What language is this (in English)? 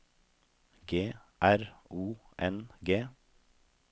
Norwegian